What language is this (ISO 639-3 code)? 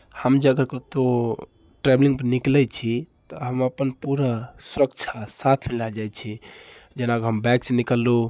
mai